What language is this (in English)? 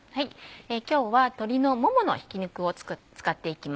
Japanese